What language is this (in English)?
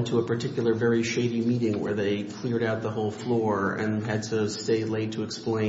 English